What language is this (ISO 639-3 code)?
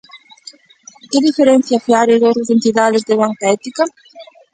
glg